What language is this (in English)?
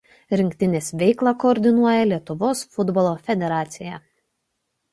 Lithuanian